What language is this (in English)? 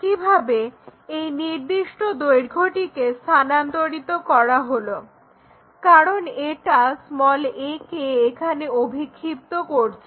Bangla